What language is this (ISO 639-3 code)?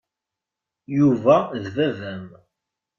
kab